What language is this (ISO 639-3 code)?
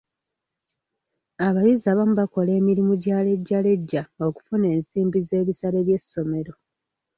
lug